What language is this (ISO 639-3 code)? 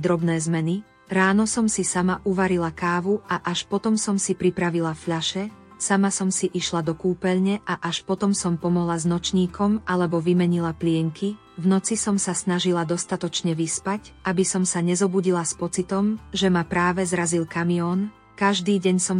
slk